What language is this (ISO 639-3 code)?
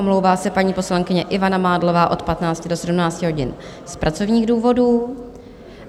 ces